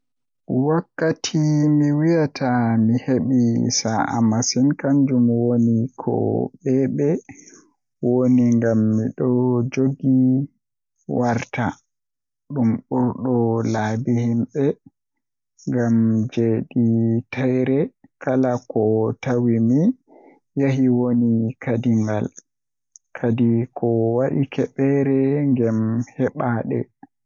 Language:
Western Niger Fulfulde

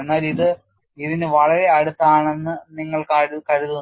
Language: Malayalam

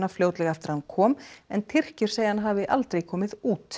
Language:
Icelandic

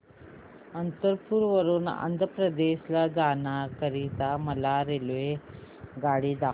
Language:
Marathi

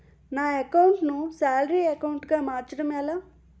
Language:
Telugu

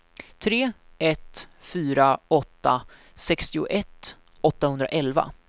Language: Swedish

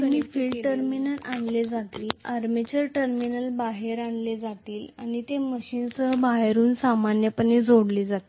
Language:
Marathi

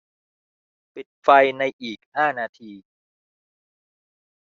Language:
Thai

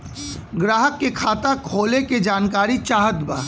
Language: Bhojpuri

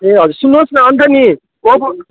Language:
Nepali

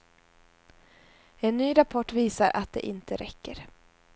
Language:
Swedish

